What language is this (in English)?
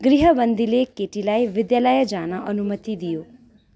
Nepali